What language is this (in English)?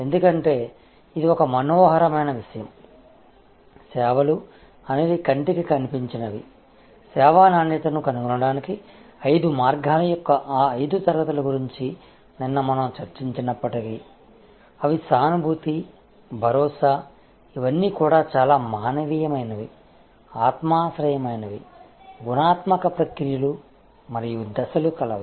Telugu